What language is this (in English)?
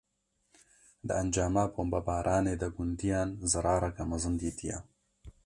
Kurdish